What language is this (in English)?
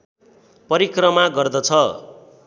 Nepali